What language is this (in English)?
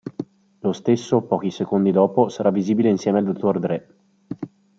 Italian